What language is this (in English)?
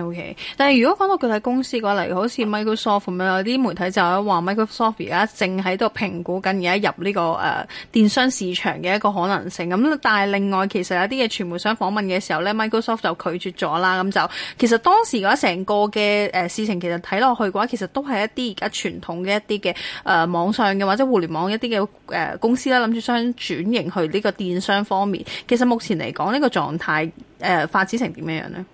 Chinese